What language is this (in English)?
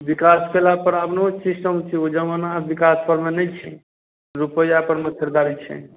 Maithili